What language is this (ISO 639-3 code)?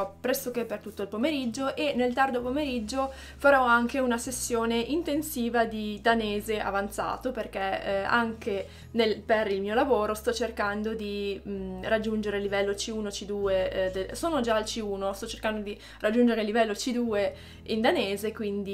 ita